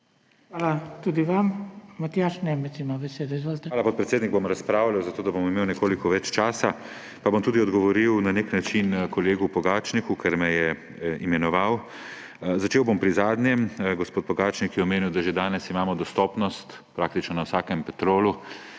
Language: Slovenian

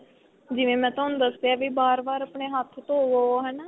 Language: Punjabi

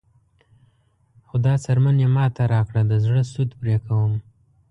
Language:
Pashto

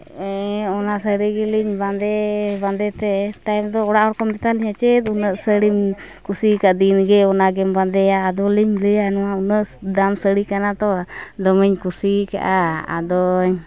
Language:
Santali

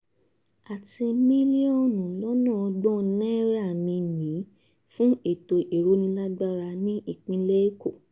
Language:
Yoruba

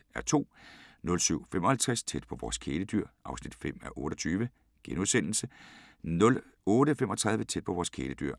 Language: Danish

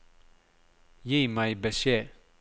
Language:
Norwegian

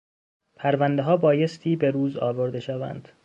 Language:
Persian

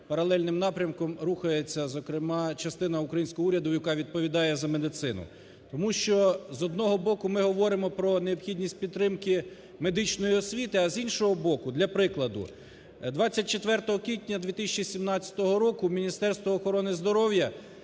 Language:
Ukrainian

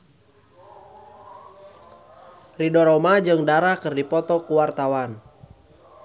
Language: Sundanese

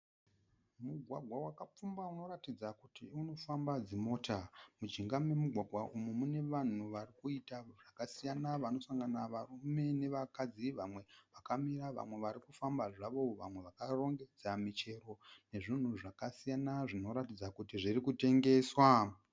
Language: Shona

